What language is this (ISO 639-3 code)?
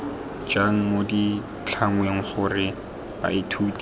tsn